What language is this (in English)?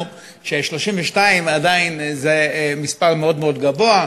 Hebrew